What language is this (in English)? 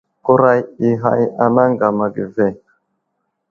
Wuzlam